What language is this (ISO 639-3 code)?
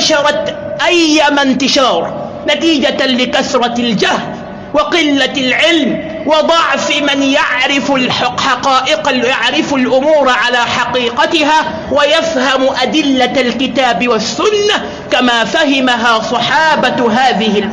ara